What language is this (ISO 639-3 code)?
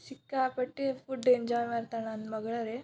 kan